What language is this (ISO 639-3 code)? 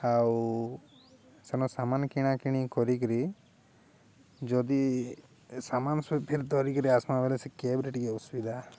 ori